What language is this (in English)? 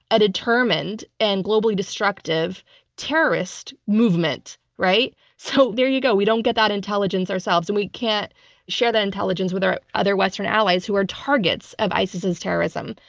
English